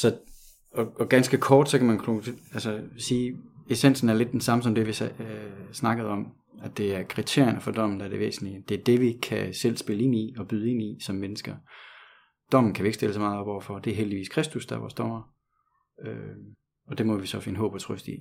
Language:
Danish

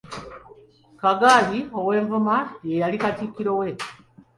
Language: Ganda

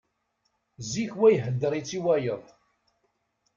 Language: Kabyle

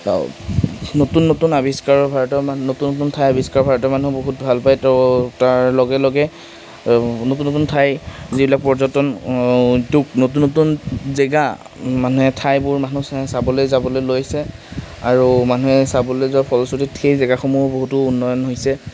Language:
Assamese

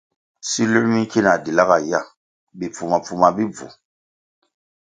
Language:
Kwasio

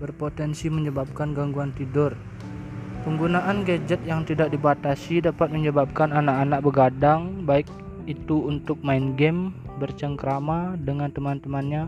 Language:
Indonesian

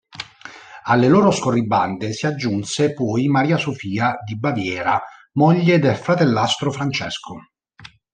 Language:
Italian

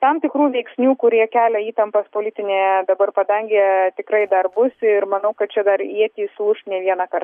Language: Lithuanian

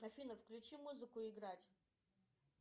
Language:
Russian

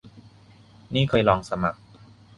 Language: Thai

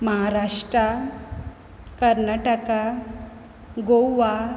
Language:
Konkani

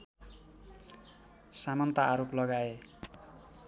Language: Nepali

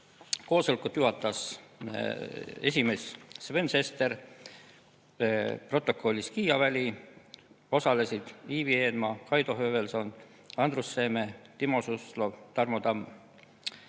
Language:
Estonian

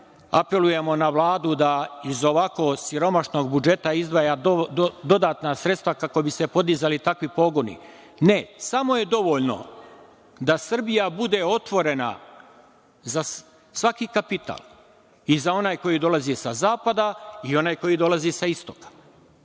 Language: Serbian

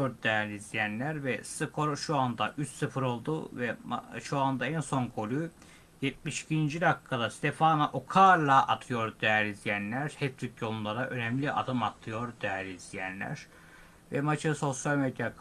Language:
Turkish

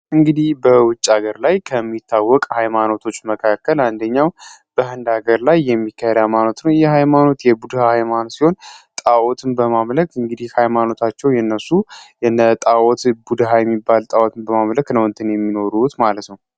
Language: Amharic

